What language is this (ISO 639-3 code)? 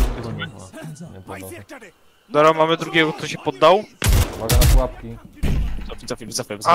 pol